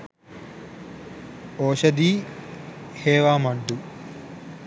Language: Sinhala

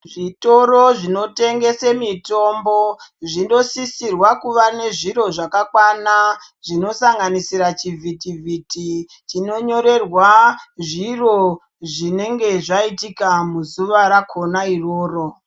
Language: Ndau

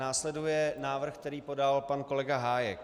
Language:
Czech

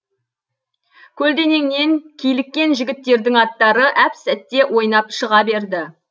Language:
Kazakh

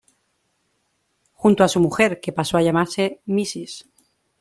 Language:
Spanish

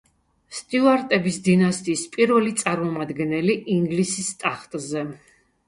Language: Georgian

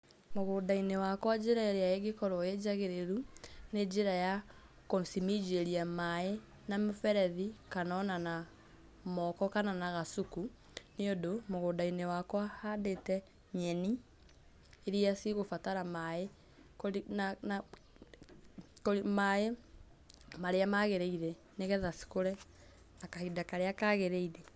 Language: Kikuyu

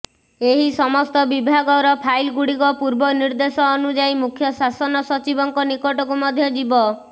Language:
Odia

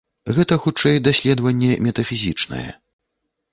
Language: Belarusian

